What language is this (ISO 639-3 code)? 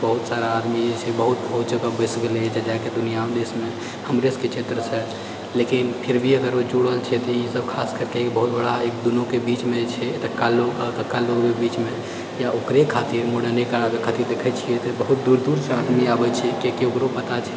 mai